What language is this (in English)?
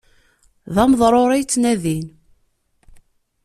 Kabyle